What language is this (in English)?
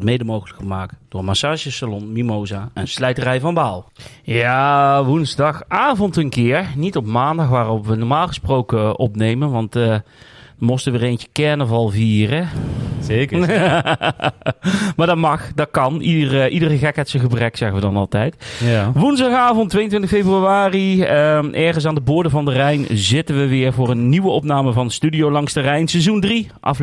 Dutch